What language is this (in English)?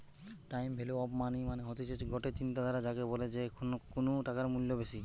Bangla